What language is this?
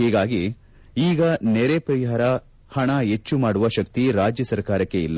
Kannada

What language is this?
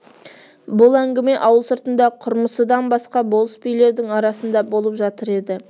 Kazakh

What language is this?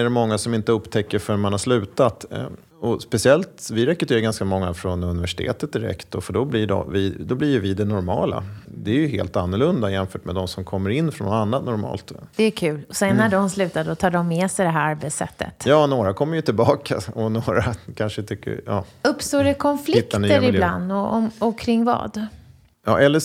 Swedish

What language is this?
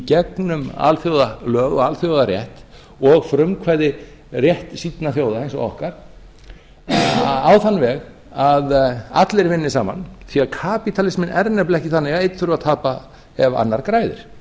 Icelandic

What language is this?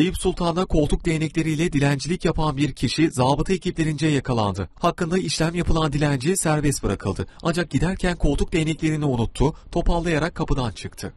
Turkish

